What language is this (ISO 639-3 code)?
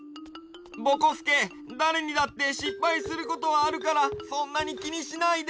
jpn